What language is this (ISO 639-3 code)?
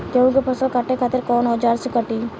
bho